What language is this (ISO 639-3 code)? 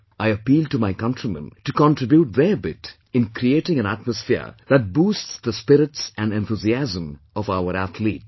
eng